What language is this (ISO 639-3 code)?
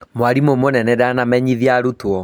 kik